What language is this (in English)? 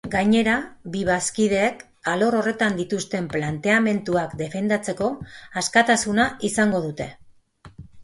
Basque